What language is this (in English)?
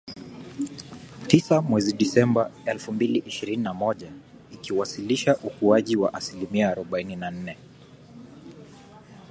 Swahili